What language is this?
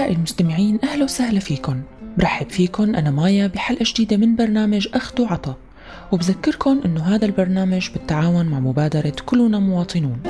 Arabic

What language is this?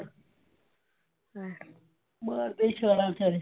Punjabi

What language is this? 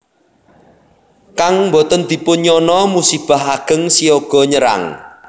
Javanese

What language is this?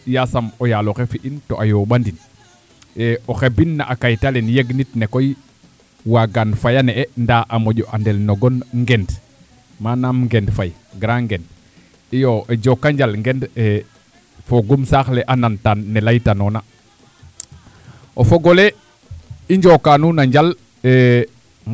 Serer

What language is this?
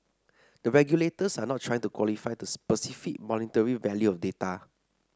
English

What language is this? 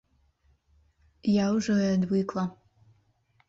Belarusian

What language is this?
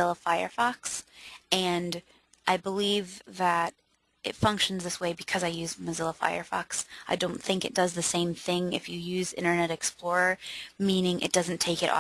English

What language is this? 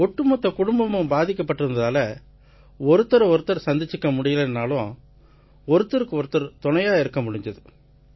Tamil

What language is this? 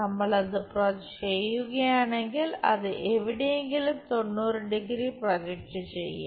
Malayalam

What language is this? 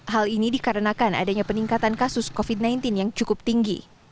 Indonesian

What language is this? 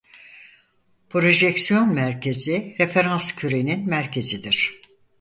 Turkish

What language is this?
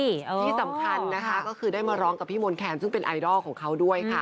Thai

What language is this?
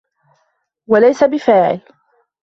Arabic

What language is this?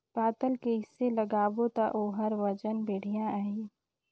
Chhattisgarhi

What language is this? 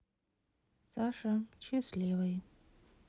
Russian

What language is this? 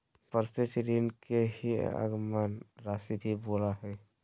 Magahi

